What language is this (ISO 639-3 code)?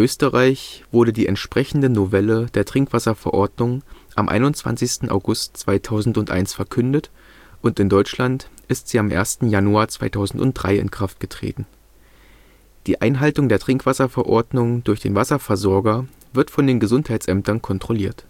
deu